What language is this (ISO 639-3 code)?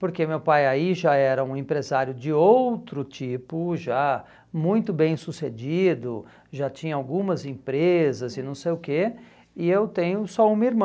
por